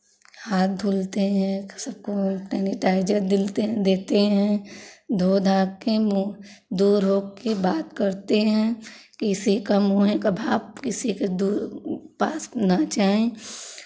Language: Hindi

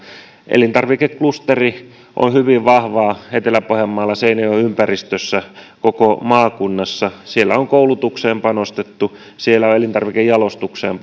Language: Finnish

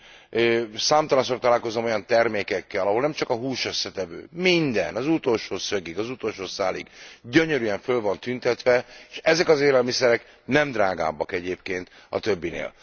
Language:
Hungarian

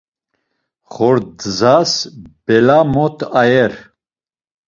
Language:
Laz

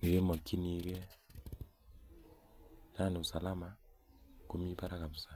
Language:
Kalenjin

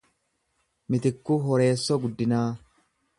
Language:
Oromo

